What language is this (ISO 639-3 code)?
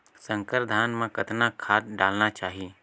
hne